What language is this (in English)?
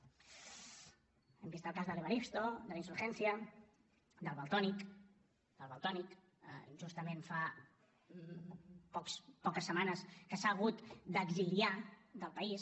Catalan